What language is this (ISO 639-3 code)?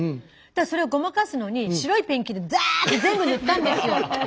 jpn